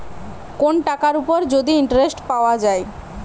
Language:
Bangla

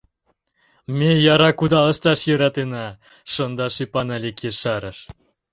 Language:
Mari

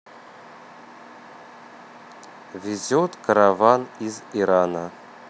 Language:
Russian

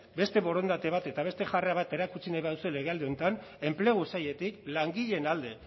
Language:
Basque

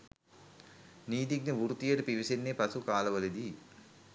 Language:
Sinhala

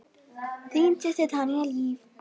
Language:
Icelandic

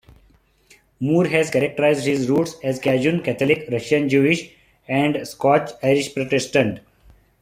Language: English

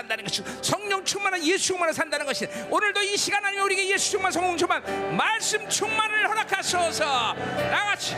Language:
Korean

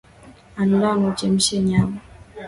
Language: Swahili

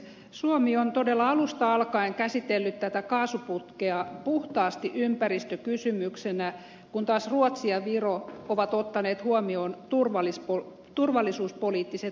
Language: Finnish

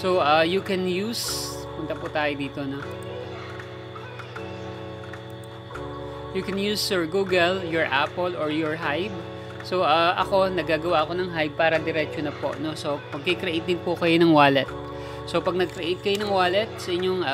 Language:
Filipino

